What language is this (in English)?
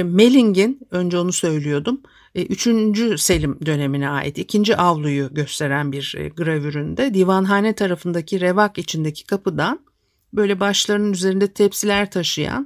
Turkish